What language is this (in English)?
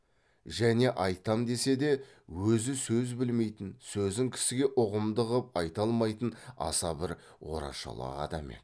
Kazakh